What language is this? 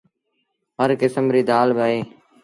Sindhi Bhil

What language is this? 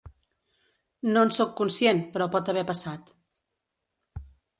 Catalan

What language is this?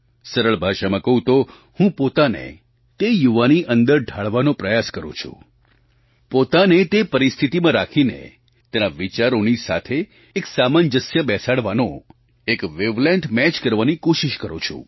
Gujarati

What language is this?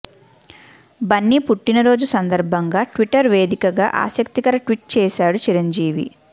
Telugu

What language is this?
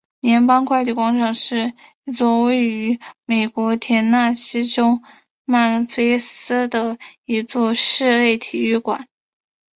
Chinese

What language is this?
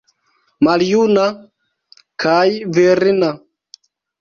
Esperanto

